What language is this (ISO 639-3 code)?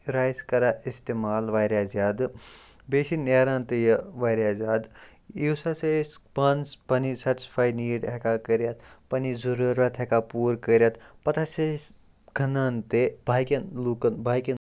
kas